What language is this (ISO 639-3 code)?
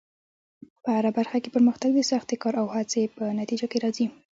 pus